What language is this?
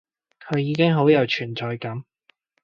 Cantonese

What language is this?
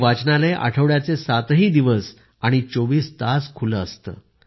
Marathi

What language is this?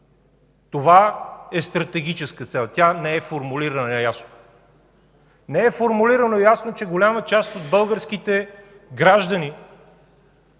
Bulgarian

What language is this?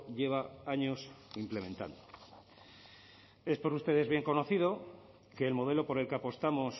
Spanish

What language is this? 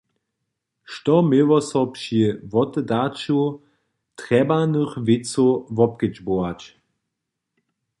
Upper Sorbian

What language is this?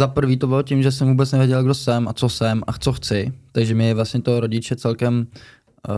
Czech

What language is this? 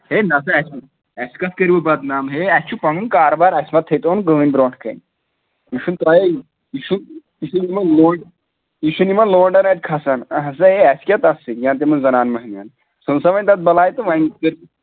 Kashmiri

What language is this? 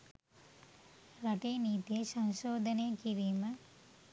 Sinhala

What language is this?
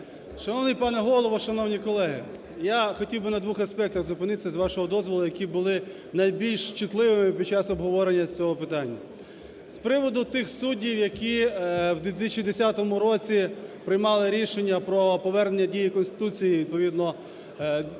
Ukrainian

